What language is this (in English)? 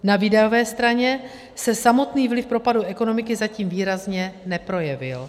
Czech